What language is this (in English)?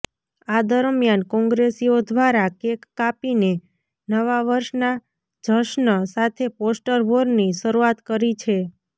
Gujarati